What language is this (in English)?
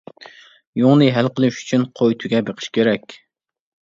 Uyghur